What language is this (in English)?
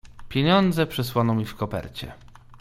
Polish